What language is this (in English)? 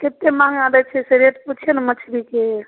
Maithili